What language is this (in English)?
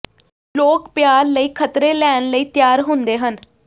Punjabi